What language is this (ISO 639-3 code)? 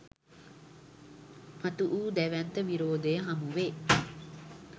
sin